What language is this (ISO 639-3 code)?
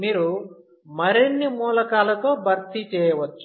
tel